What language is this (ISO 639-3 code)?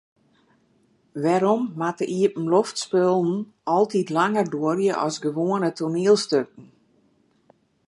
fry